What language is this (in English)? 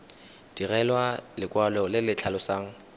Tswana